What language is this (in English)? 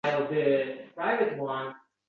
Uzbek